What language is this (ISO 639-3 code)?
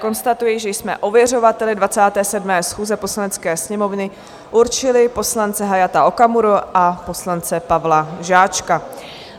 ces